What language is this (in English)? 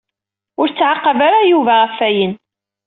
Kabyle